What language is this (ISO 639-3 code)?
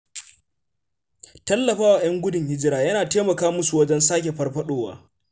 hau